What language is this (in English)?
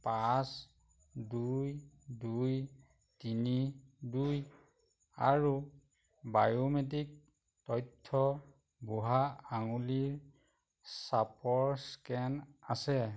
Assamese